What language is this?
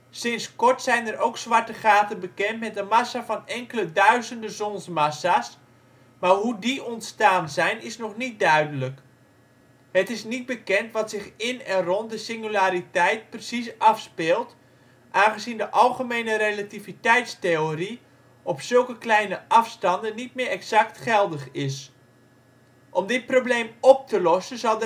Dutch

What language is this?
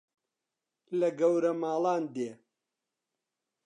Central Kurdish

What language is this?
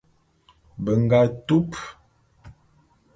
Bulu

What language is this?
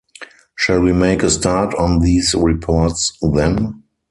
English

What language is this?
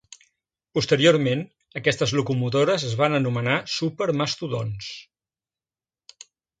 Catalan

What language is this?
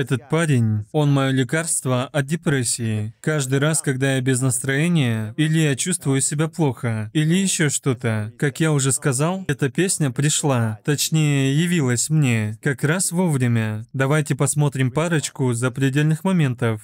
Russian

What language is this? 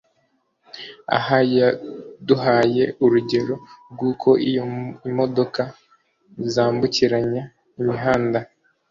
Kinyarwanda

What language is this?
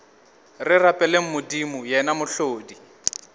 Northern Sotho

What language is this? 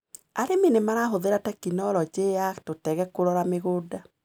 Kikuyu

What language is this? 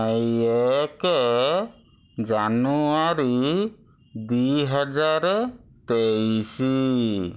Odia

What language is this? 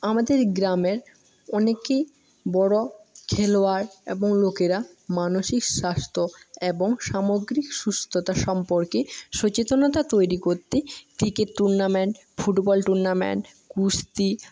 Bangla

